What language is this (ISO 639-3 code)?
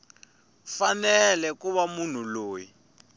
tso